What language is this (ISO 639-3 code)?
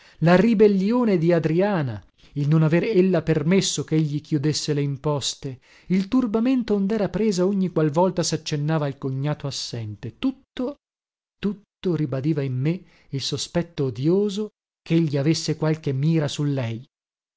ita